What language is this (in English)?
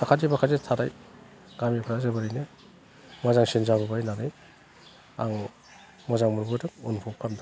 Bodo